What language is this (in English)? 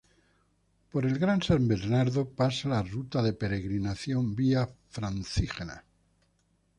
Spanish